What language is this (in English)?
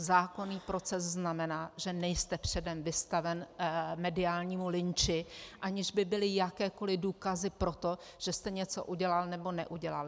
Czech